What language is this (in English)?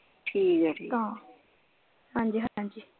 Punjabi